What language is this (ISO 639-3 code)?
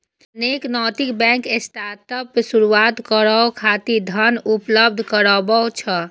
mai